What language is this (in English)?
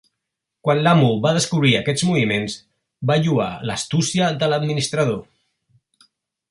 Catalan